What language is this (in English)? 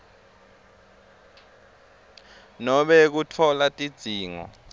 Swati